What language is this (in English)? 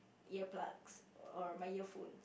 English